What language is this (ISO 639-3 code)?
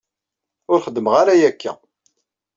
kab